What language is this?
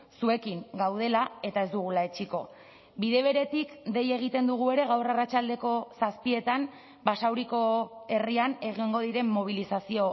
Basque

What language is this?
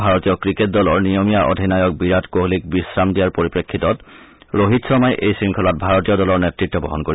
Assamese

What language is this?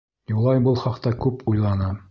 Bashkir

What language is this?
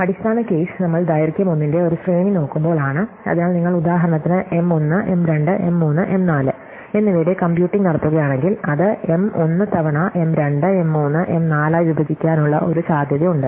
Malayalam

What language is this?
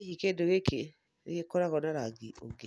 Kikuyu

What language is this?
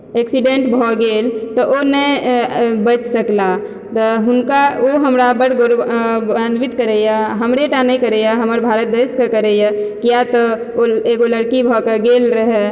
Maithili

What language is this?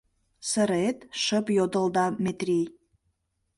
Mari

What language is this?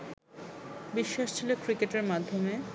Bangla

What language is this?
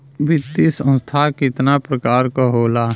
Bhojpuri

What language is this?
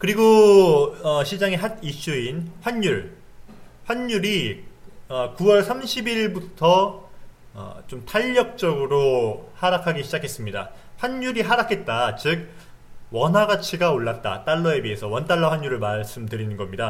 Korean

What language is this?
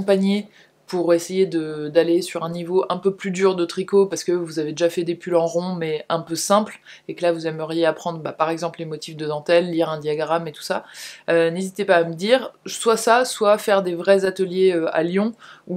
French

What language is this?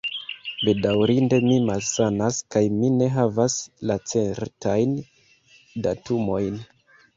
Esperanto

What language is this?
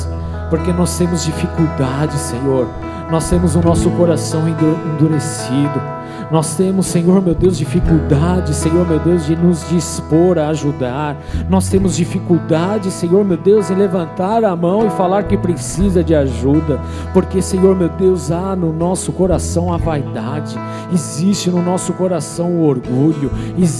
Portuguese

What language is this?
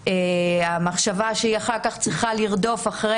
Hebrew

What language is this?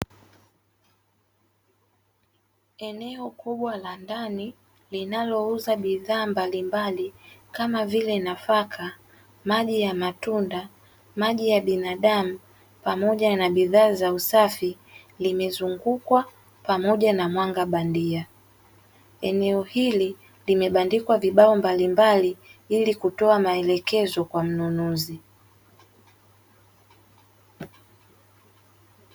Swahili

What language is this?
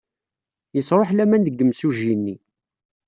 Kabyle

